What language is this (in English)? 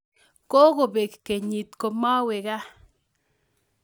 Kalenjin